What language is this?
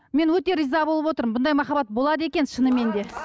Kazakh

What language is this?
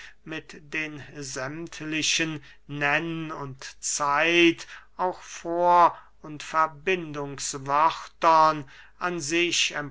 German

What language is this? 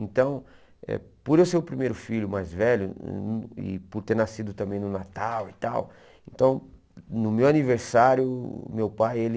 Portuguese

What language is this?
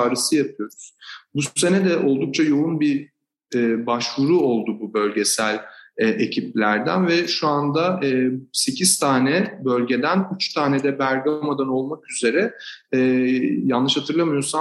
Turkish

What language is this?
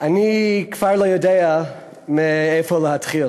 Hebrew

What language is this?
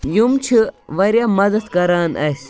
Kashmiri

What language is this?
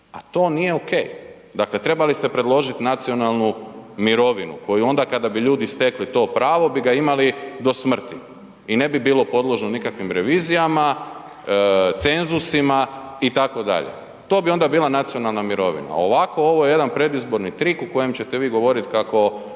Croatian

